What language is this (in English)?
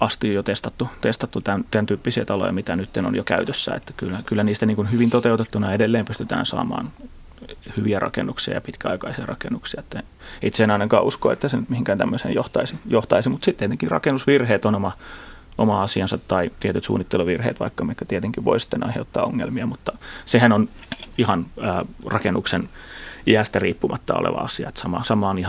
Finnish